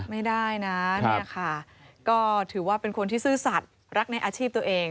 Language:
Thai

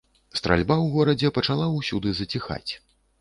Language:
Belarusian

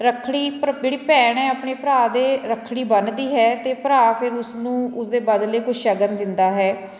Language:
Punjabi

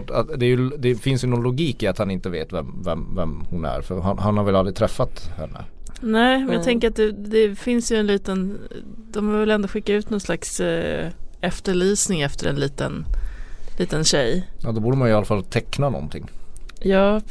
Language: Swedish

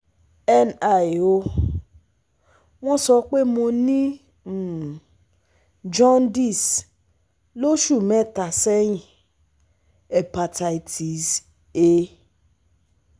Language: Yoruba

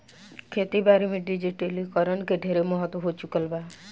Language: Bhojpuri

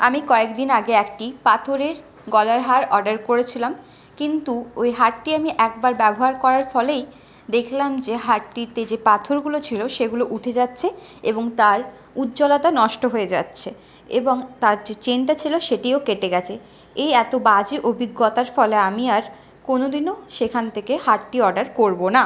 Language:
Bangla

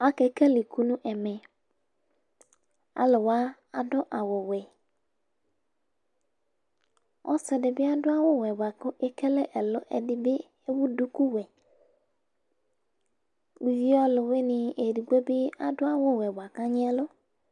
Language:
Ikposo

